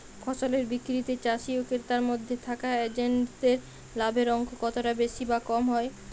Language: Bangla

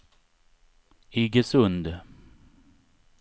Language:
Swedish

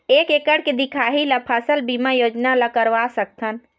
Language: Chhattisgarhi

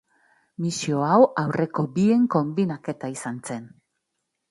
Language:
Basque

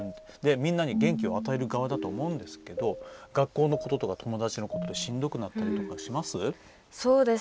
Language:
Japanese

